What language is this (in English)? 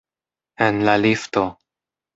Esperanto